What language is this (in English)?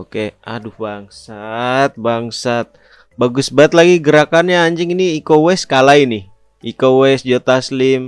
Indonesian